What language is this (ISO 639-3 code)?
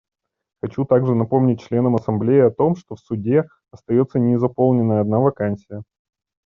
rus